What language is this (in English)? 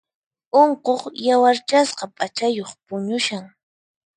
Puno Quechua